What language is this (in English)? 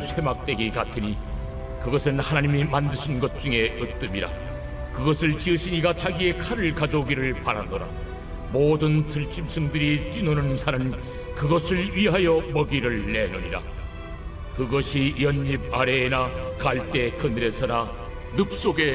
Korean